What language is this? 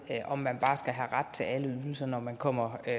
Danish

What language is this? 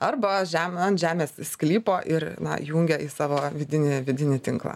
Lithuanian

